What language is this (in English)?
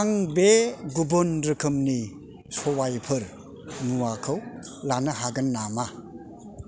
Bodo